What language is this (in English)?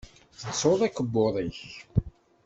Kabyle